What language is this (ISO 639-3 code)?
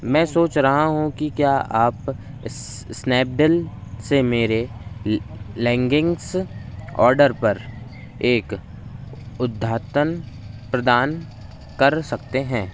hin